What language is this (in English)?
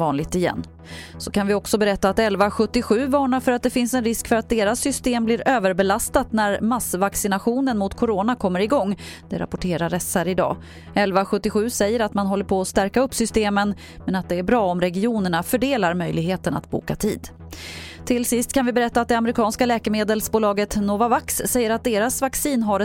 Swedish